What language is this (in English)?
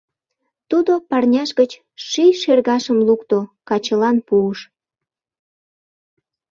Mari